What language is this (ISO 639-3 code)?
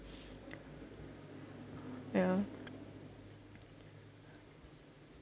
eng